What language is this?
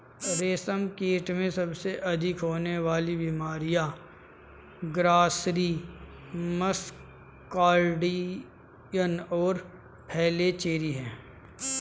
Hindi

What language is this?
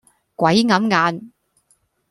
Cantonese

